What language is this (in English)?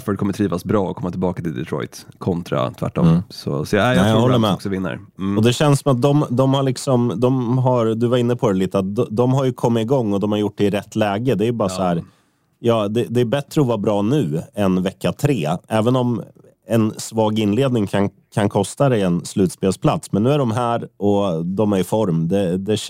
Swedish